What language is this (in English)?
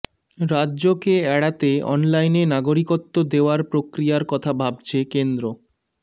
Bangla